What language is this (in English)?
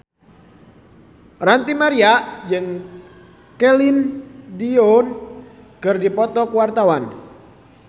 Sundanese